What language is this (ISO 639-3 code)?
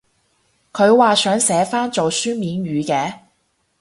yue